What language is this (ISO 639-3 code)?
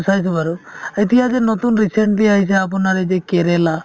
asm